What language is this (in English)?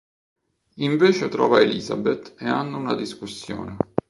Italian